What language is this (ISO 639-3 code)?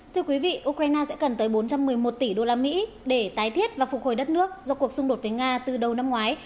vie